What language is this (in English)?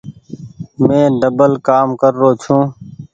Goaria